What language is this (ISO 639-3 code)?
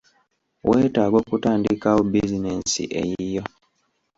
lug